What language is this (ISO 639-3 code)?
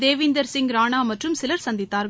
tam